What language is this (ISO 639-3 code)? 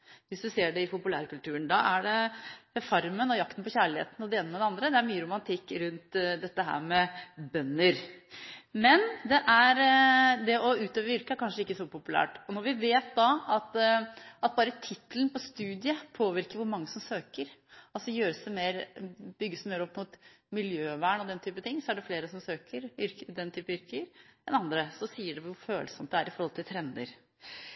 nob